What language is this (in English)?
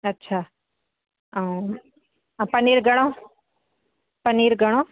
Sindhi